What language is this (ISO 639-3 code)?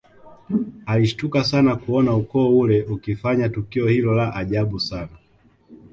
swa